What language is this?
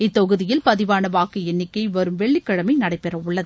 Tamil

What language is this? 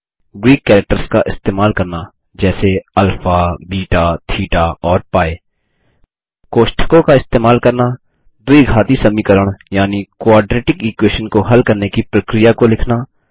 Hindi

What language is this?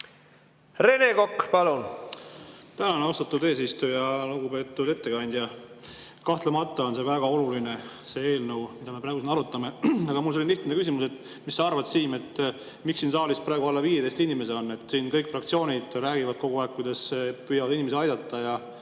Estonian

